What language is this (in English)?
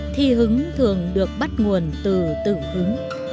Vietnamese